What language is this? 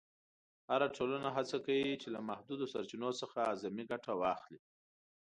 Pashto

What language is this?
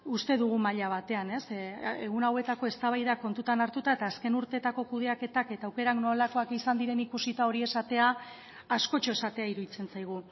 Basque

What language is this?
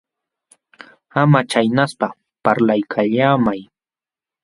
Jauja Wanca Quechua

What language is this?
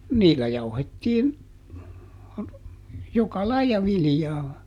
Finnish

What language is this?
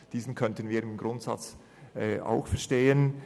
Swiss German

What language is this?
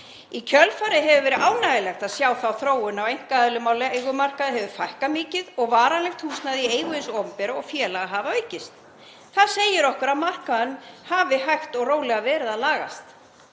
Icelandic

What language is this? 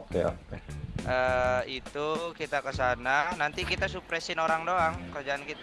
Indonesian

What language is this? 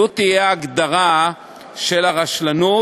Hebrew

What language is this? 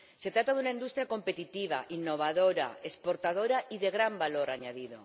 Spanish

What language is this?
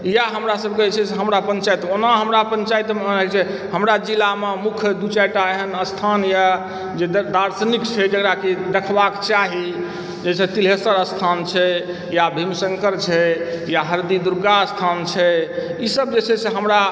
Maithili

